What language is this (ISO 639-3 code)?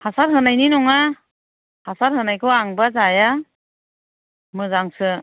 brx